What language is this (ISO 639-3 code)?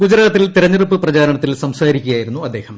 mal